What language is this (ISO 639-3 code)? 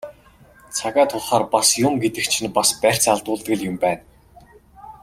mon